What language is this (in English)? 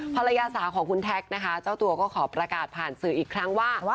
Thai